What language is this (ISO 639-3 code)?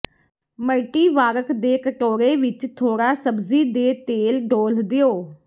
pan